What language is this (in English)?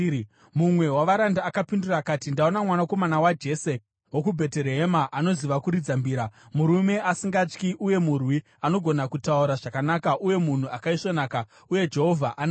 Shona